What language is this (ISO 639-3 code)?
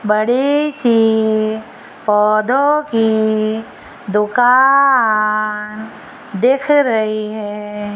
hin